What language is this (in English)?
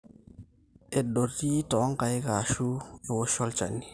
Masai